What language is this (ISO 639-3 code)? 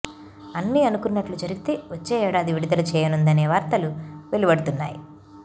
tel